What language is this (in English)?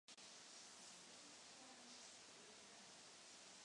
Czech